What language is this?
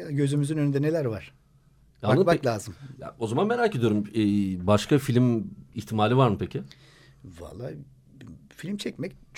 Turkish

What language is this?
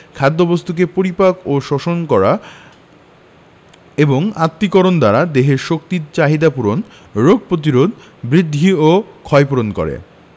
Bangla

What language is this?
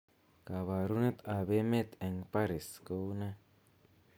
Kalenjin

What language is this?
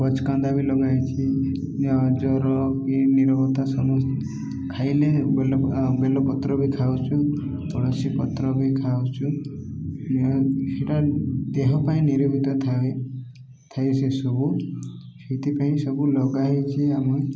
Odia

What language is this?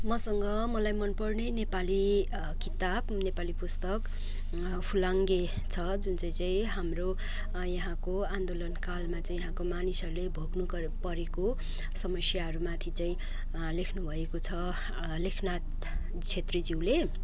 Nepali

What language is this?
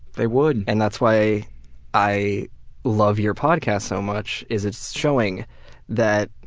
English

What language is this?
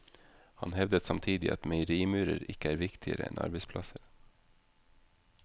Norwegian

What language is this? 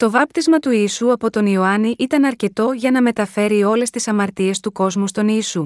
Greek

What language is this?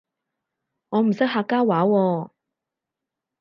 Cantonese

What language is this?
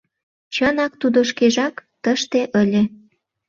Mari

